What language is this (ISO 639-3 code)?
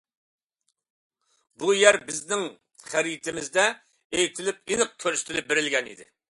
uig